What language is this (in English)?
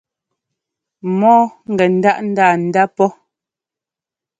Ngomba